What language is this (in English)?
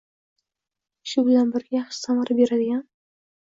Uzbek